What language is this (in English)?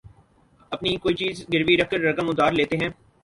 Urdu